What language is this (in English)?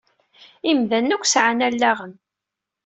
Kabyle